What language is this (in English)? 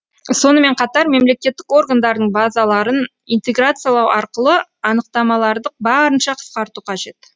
Kazakh